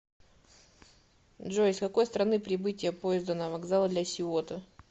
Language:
Russian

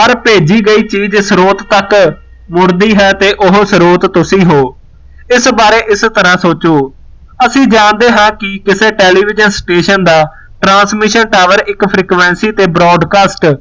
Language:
Punjabi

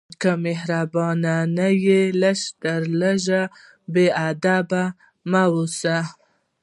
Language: Pashto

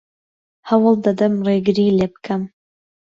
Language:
Central Kurdish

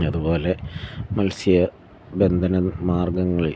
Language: Malayalam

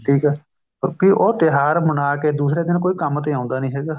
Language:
Punjabi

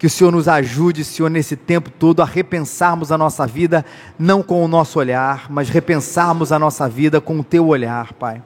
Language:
Portuguese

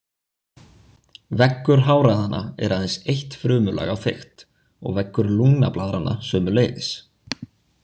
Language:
Icelandic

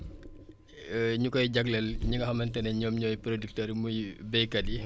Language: Wolof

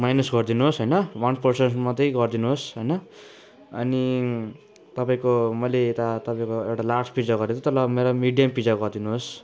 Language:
Nepali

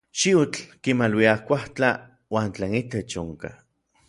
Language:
Orizaba Nahuatl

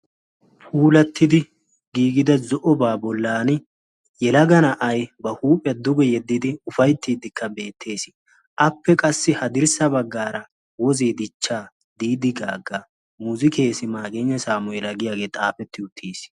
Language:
Wolaytta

